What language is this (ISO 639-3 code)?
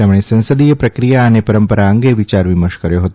guj